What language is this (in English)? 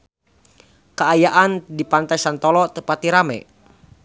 Sundanese